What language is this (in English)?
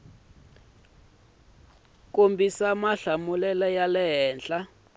Tsonga